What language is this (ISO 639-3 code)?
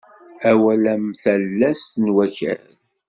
kab